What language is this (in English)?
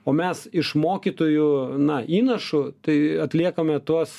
Lithuanian